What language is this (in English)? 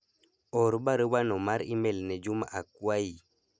Luo (Kenya and Tanzania)